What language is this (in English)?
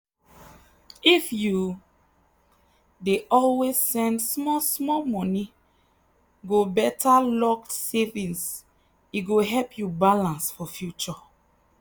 Nigerian Pidgin